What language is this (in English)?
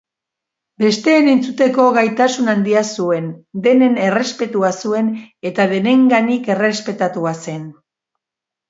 Basque